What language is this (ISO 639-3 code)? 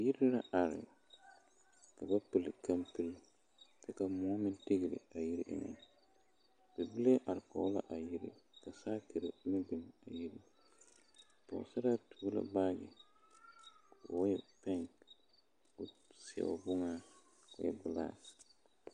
dga